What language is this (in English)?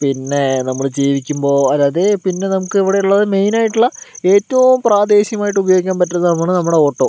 Malayalam